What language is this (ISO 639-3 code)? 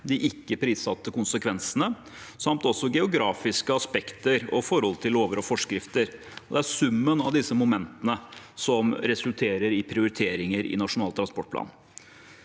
nor